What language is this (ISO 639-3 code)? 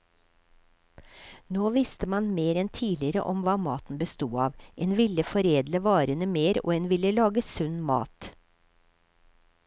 nor